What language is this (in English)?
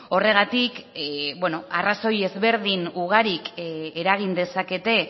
Basque